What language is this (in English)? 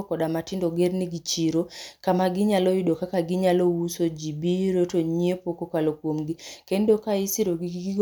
Luo (Kenya and Tanzania)